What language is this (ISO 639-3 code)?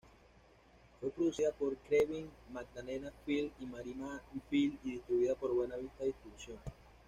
spa